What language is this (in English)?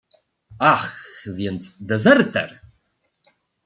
Polish